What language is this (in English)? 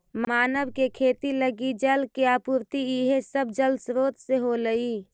Magahi